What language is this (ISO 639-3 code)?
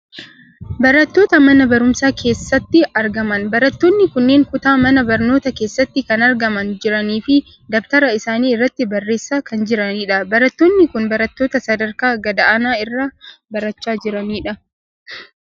orm